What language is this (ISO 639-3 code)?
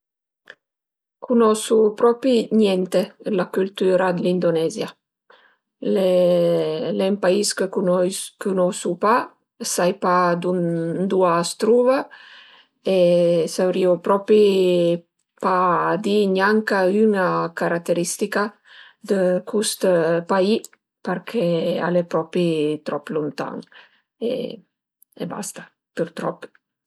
pms